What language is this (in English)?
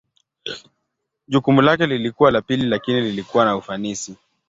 Swahili